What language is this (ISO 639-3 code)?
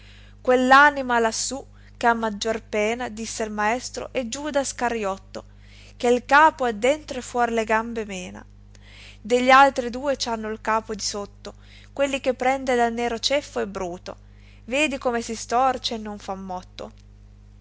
ita